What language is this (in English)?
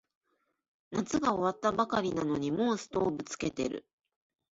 Japanese